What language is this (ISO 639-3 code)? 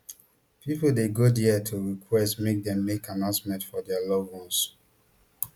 pcm